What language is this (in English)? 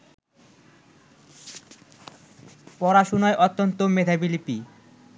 Bangla